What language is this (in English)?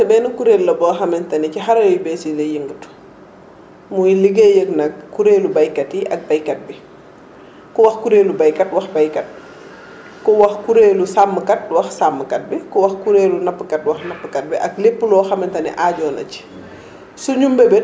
Wolof